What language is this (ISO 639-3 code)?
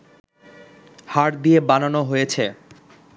ben